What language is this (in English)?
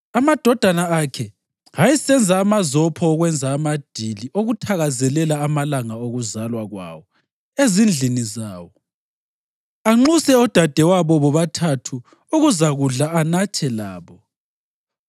North Ndebele